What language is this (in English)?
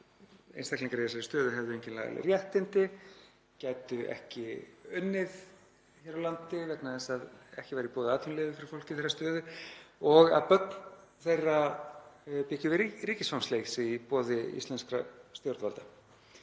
Icelandic